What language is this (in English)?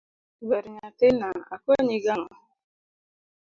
Luo (Kenya and Tanzania)